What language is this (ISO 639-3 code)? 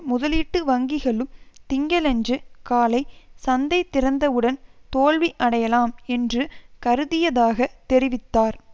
tam